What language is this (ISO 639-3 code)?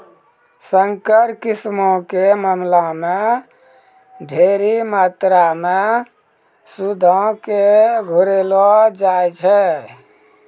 mai